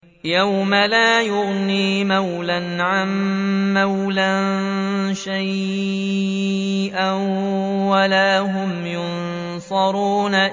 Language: Arabic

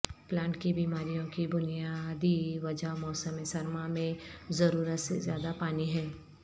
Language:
Urdu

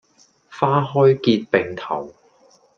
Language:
Cantonese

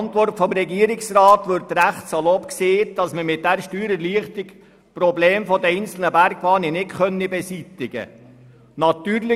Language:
Swiss German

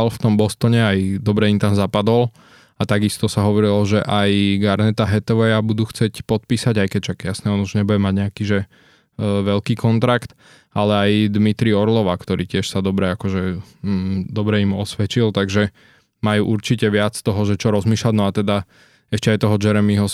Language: Slovak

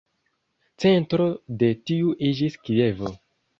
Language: Esperanto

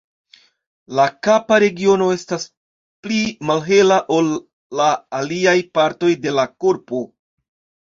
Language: Esperanto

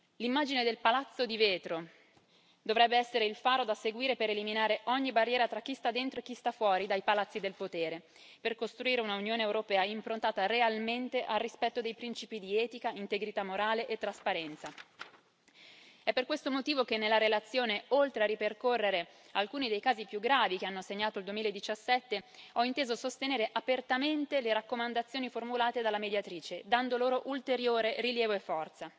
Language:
Italian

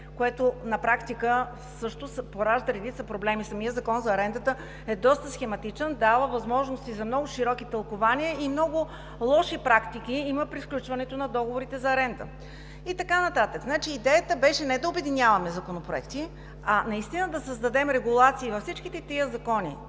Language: Bulgarian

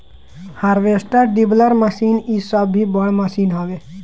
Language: Bhojpuri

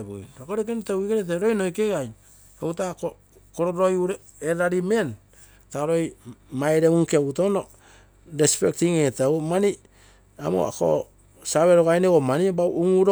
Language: Terei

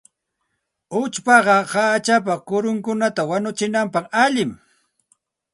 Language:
Santa Ana de Tusi Pasco Quechua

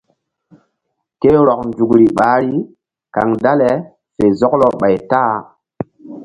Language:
Mbum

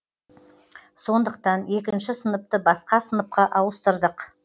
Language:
Kazakh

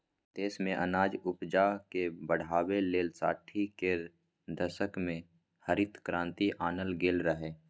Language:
Maithili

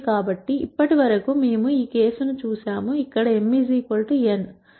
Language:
Telugu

